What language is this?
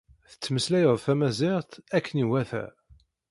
Kabyle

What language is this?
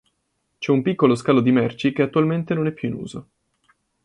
Italian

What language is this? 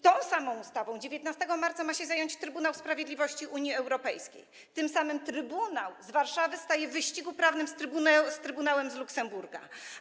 Polish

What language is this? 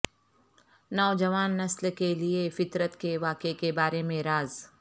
Urdu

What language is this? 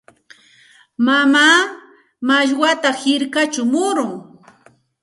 Santa Ana de Tusi Pasco Quechua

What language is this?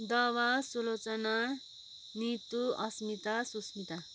Nepali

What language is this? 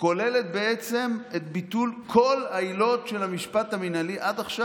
Hebrew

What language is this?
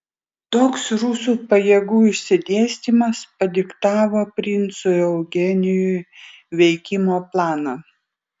Lithuanian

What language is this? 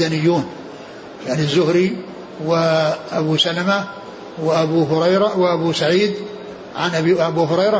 Arabic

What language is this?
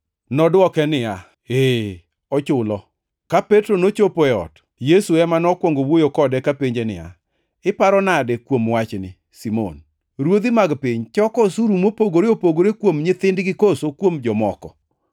Luo (Kenya and Tanzania)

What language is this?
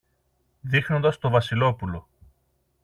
Greek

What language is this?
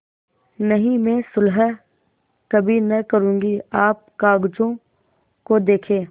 Hindi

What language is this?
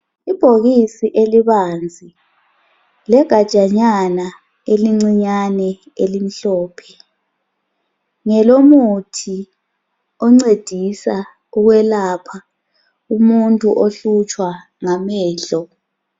North Ndebele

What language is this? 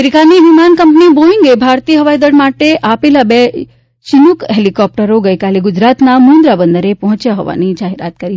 Gujarati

